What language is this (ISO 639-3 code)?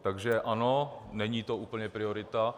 ces